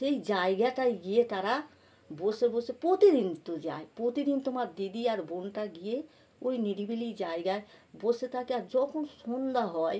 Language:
Bangla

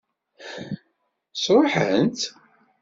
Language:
Kabyle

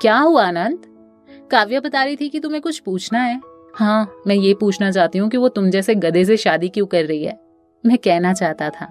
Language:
Hindi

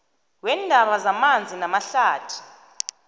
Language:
South Ndebele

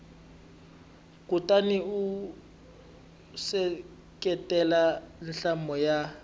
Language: Tsonga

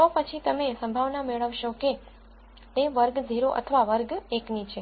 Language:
Gujarati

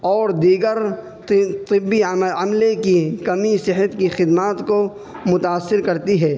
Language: Urdu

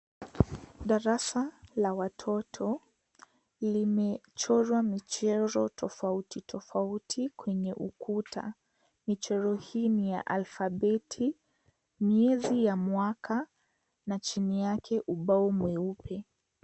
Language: Swahili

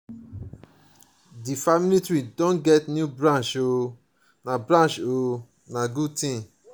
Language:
Nigerian Pidgin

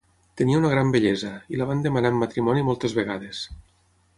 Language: Catalan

